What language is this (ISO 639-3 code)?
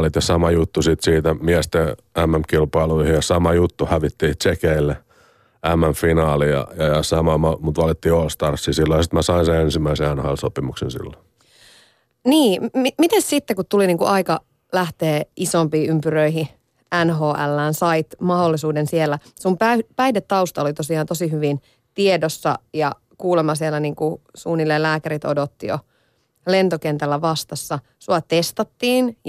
fin